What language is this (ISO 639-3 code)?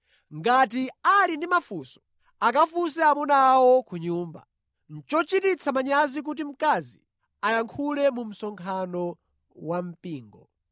nya